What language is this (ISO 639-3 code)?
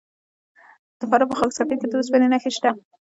pus